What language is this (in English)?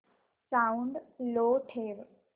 Marathi